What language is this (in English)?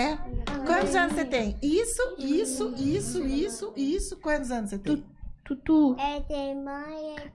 Portuguese